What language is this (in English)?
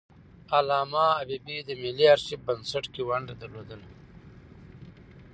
Pashto